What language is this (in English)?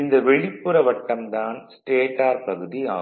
Tamil